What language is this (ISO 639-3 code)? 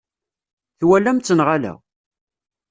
kab